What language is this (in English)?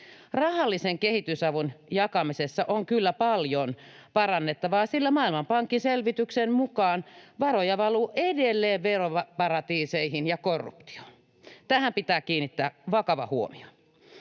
Finnish